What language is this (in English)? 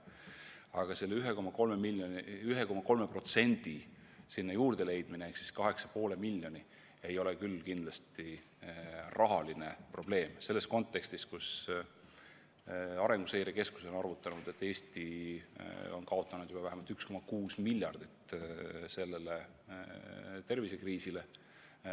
Estonian